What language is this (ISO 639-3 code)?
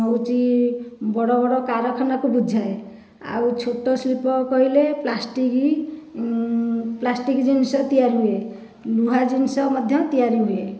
ori